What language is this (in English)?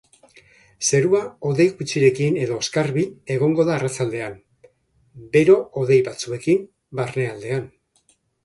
Basque